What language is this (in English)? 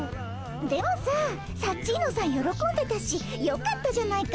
Japanese